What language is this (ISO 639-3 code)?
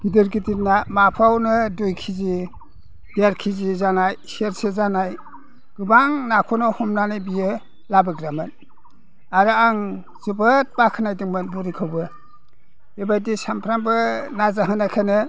brx